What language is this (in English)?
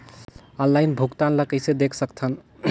Chhattisgarhi